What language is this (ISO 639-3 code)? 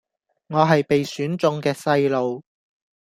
yue